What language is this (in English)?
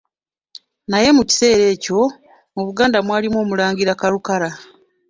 Ganda